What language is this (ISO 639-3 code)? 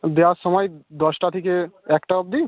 ben